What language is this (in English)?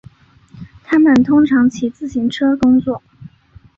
Chinese